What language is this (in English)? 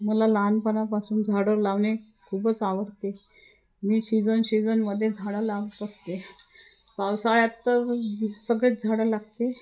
Marathi